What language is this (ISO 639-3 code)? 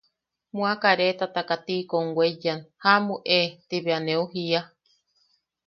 yaq